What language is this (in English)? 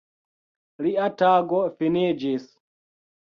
Esperanto